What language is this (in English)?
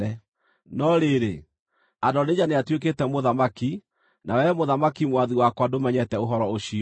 Kikuyu